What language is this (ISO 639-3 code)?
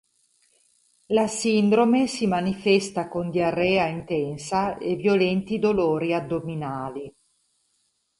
ita